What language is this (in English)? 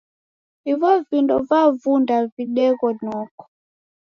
Taita